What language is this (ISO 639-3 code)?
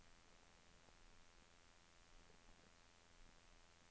nor